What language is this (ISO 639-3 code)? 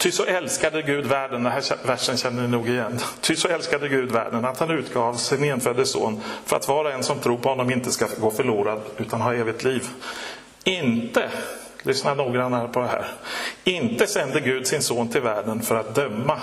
swe